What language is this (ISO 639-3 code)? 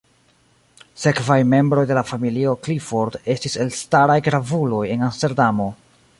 epo